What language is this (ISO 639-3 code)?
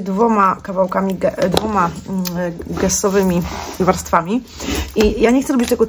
pol